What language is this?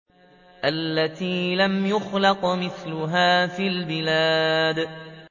Arabic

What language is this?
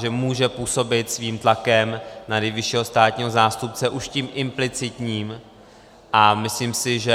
Czech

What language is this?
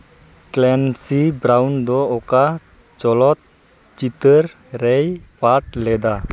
Santali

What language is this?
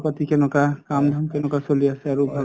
Assamese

